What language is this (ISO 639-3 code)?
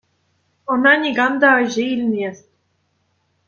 chv